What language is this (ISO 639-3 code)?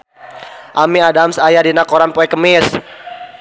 sun